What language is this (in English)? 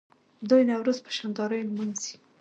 Pashto